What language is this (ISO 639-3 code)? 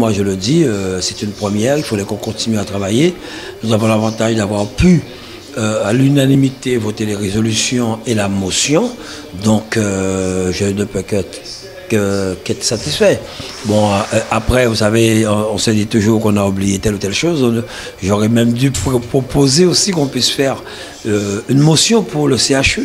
fra